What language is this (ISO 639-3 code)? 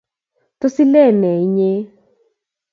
kln